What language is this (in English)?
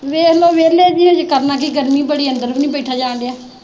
Punjabi